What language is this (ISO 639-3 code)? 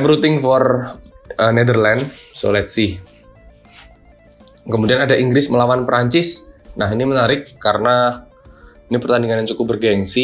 ind